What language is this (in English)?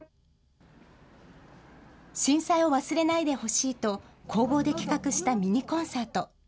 Japanese